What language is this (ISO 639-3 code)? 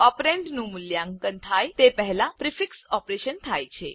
guj